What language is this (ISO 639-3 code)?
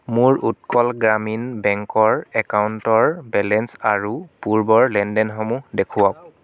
asm